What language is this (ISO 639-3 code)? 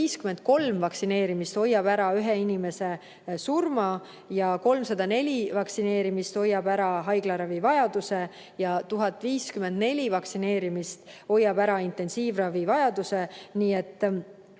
est